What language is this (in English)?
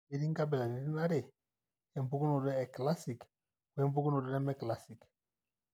Masai